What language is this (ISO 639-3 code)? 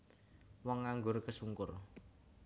jav